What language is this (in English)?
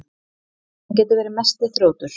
Icelandic